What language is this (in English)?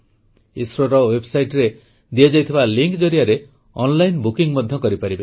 Odia